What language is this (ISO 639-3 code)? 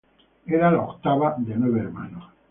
spa